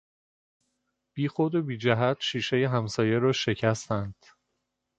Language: Persian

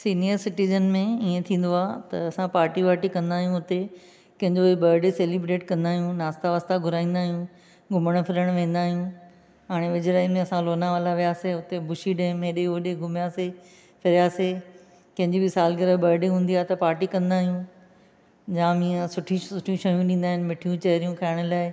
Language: Sindhi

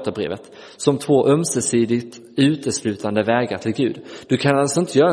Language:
Swedish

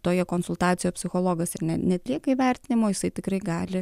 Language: Lithuanian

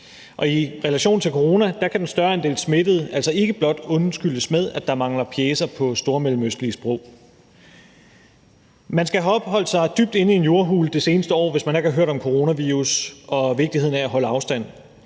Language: Danish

